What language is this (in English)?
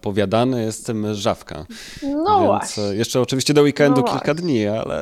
Polish